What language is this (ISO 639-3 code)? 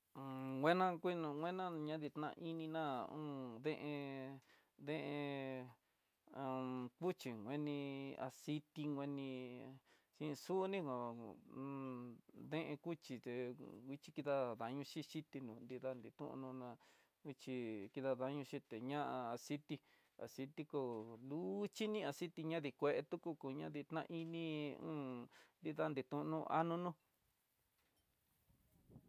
mtx